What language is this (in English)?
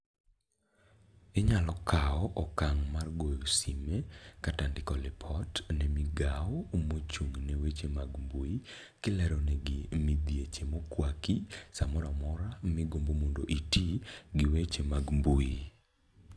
Luo (Kenya and Tanzania)